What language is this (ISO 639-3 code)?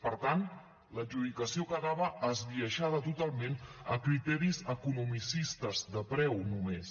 cat